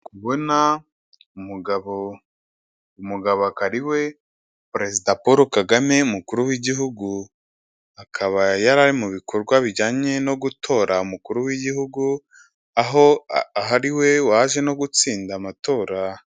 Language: Kinyarwanda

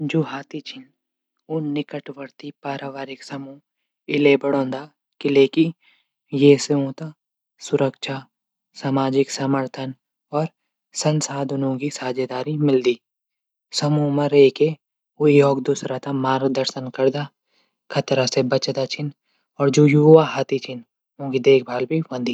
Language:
Garhwali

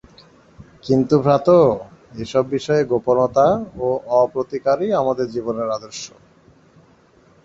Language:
Bangla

